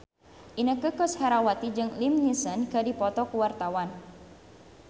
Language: Sundanese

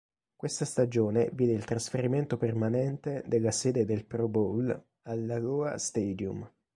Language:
Italian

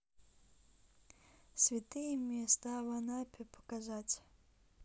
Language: Russian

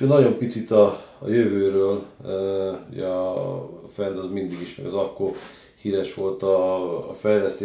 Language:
Hungarian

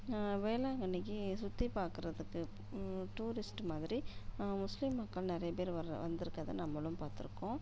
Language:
Tamil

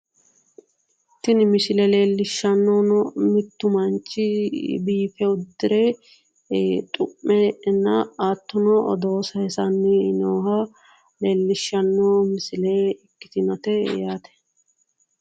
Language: Sidamo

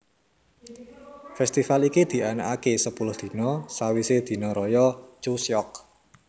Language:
Javanese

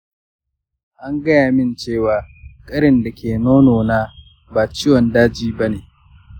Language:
Hausa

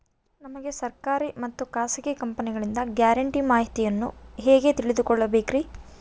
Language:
Kannada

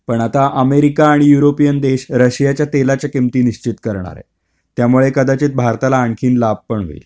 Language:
Marathi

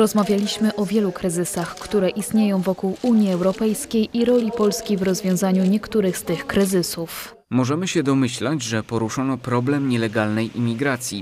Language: Polish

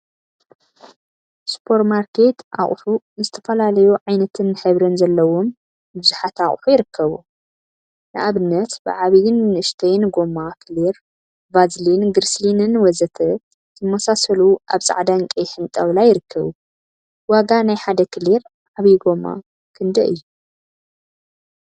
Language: Tigrinya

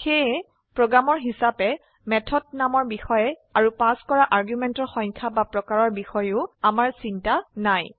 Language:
Assamese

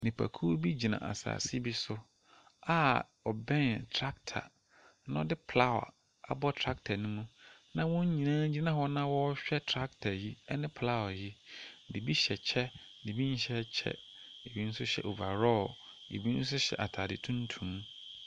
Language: Akan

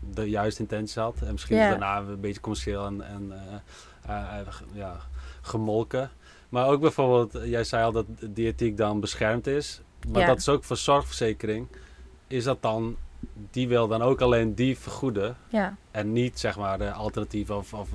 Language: Dutch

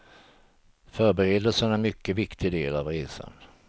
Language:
Swedish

